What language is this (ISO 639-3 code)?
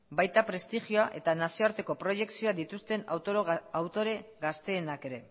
eus